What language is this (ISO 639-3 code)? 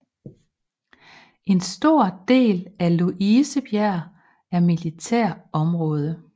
dan